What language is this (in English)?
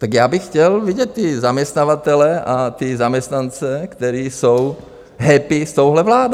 Czech